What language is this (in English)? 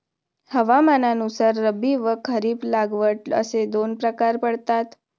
Marathi